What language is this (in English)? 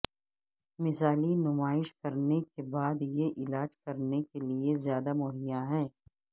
Urdu